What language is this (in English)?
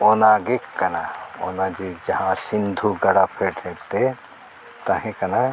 Santali